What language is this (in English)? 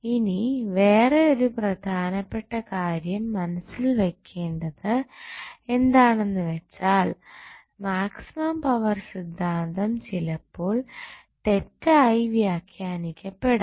Malayalam